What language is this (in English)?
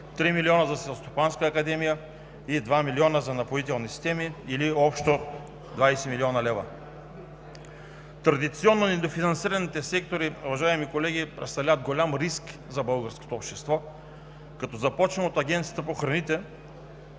Bulgarian